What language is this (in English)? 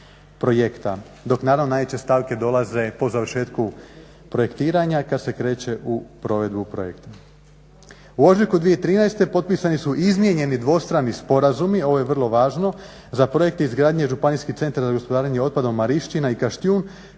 Croatian